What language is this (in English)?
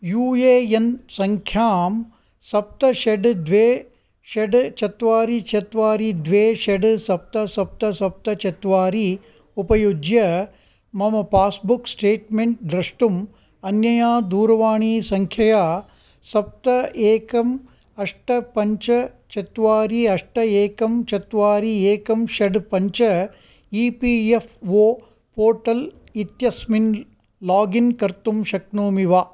Sanskrit